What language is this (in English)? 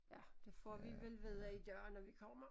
Danish